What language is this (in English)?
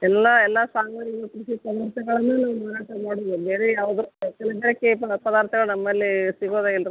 Kannada